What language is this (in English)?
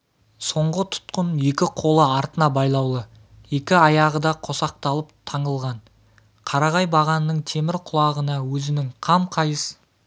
Kazakh